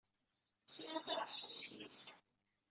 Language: Kabyle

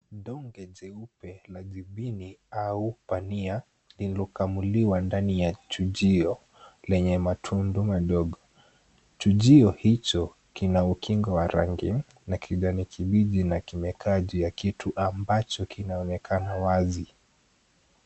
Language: Swahili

